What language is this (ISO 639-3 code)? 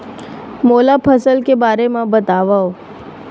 hne